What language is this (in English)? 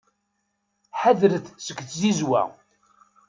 Kabyle